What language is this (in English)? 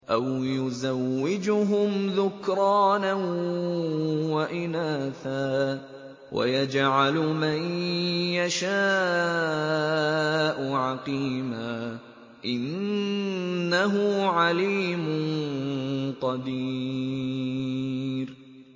Arabic